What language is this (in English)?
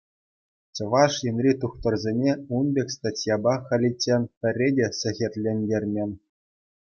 Chuvash